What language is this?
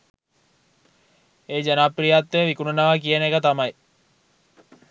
Sinhala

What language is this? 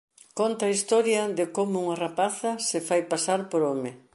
Galician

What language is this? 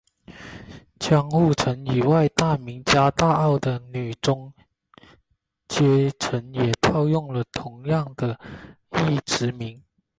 Chinese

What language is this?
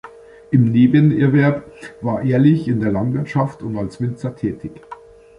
German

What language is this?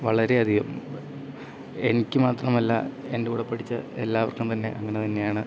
Malayalam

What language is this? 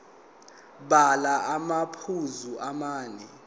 Zulu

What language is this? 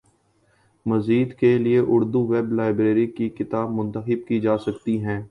Urdu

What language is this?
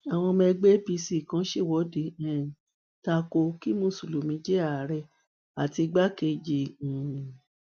Yoruba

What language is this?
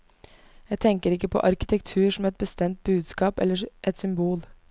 Norwegian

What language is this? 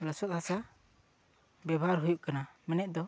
Santali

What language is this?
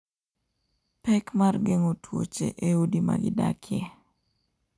Luo (Kenya and Tanzania)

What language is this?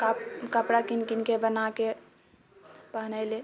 Maithili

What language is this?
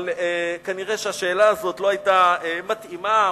Hebrew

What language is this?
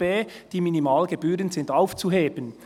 Swiss German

